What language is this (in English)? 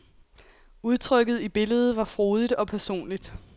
Danish